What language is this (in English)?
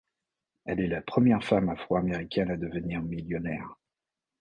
French